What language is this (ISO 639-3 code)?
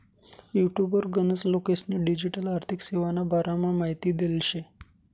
mar